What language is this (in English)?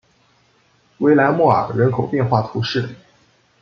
Chinese